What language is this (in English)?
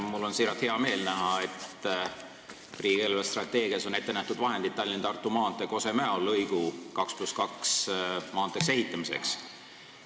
Estonian